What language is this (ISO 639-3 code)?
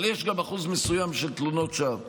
heb